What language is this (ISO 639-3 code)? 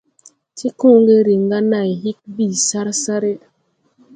tui